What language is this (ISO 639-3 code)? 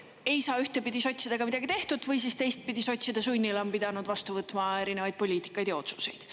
est